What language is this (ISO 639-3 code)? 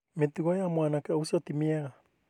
kik